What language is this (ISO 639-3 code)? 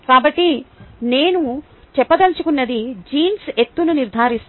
tel